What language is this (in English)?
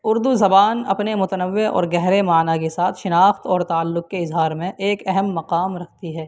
Urdu